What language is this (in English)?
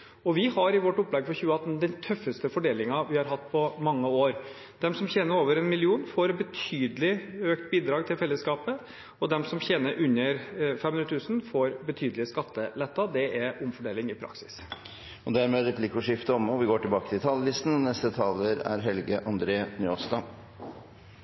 Norwegian